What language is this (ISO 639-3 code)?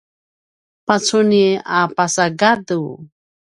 pwn